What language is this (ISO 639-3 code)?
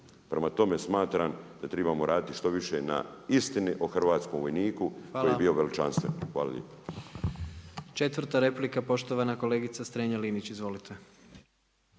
hrv